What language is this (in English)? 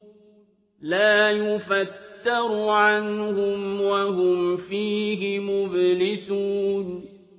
Arabic